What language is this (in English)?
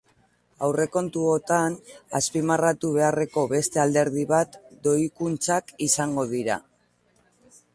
Basque